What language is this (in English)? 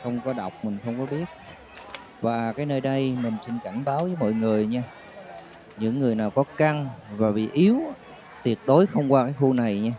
Vietnamese